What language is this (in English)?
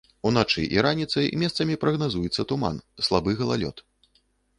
Belarusian